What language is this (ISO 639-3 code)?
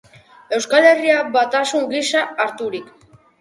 eus